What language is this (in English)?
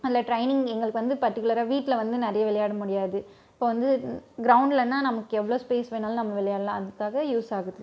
Tamil